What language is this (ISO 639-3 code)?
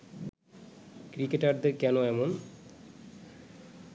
ben